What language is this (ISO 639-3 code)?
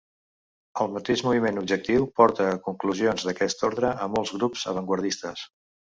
cat